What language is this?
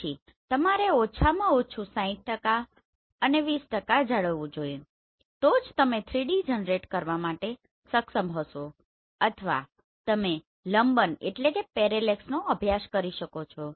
Gujarati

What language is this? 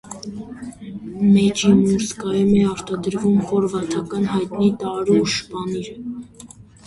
Armenian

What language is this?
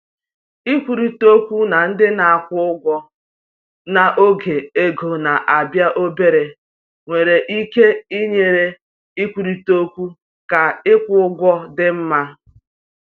Igbo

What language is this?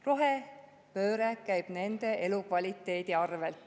Estonian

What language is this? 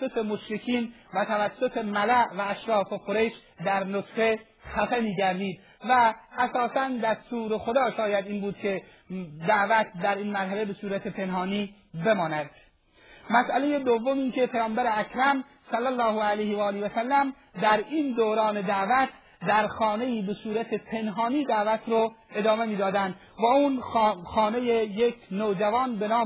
Persian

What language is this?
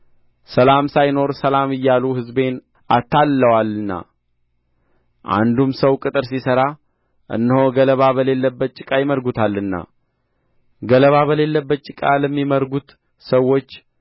Amharic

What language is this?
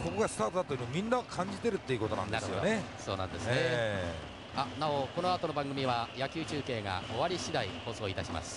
Japanese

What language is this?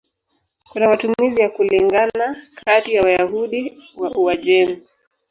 Swahili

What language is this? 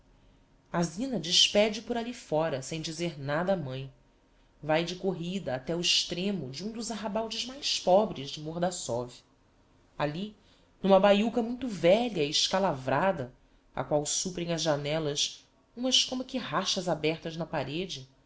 Portuguese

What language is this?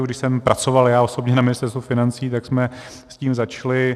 Czech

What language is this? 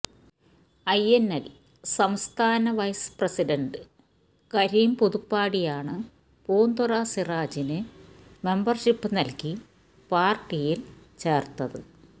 Malayalam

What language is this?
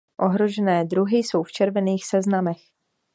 Czech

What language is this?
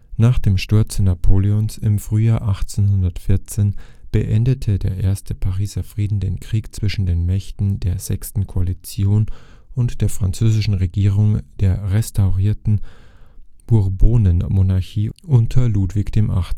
German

